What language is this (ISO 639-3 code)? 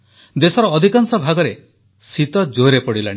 ori